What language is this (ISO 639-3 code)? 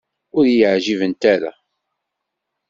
kab